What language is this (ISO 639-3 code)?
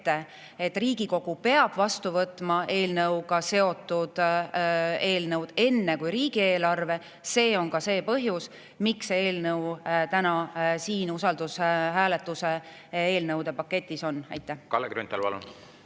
est